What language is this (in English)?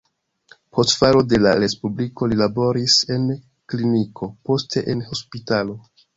Esperanto